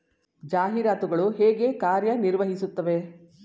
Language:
Kannada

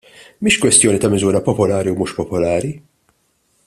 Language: Maltese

